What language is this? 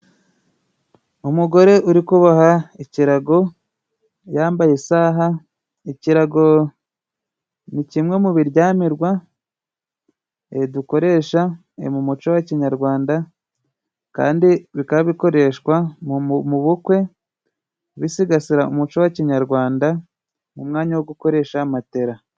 Kinyarwanda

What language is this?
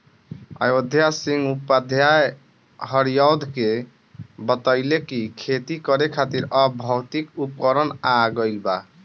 Bhojpuri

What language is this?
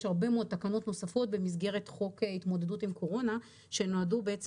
Hebrew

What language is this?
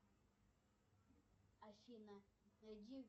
Russian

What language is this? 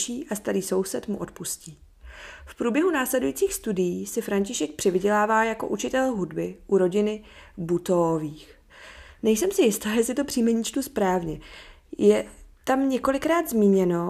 Czech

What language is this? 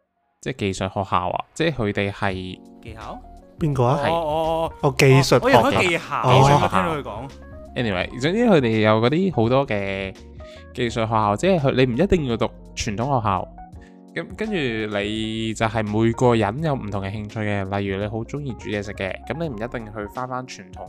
Chinese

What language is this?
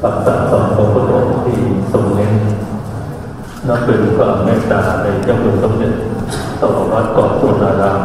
Thai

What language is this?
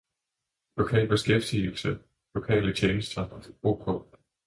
Danish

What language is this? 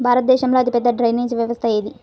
Telugu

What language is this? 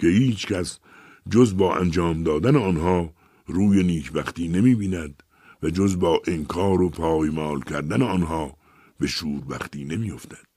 Persian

